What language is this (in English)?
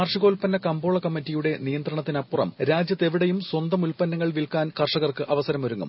Malayalam